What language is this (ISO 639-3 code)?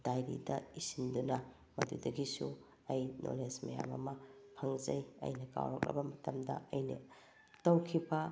mni